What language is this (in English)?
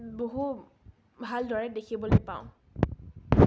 Assamese